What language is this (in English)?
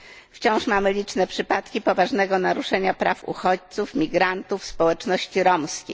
Polish